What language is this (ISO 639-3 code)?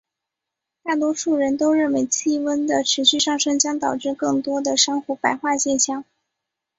zho